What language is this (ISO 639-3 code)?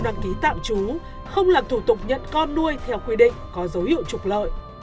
vie